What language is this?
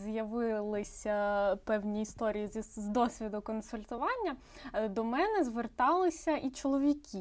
Ukrainian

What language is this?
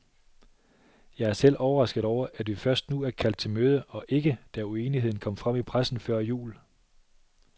Danish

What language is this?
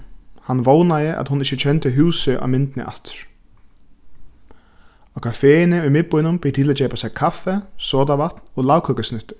Faroese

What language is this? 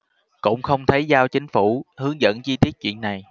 Vietnamese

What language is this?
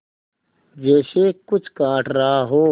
Hindi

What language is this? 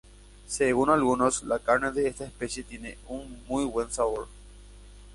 Spanish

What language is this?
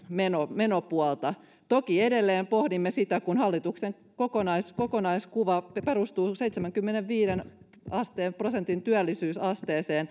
Finnish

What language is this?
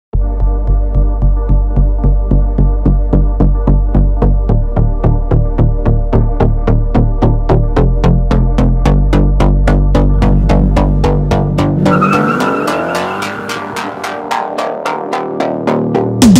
English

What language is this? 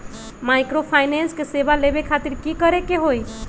Magahi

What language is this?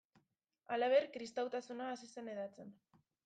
Basque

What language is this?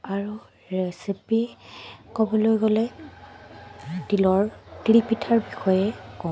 Assamese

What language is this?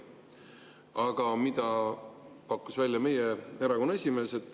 Estonian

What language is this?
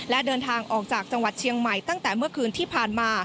Thai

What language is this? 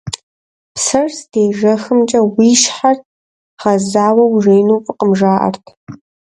Kabardian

